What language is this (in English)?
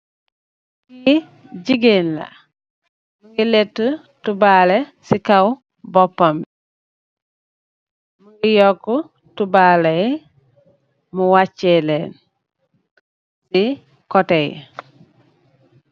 Wolof